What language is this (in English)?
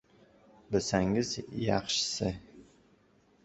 Uzbek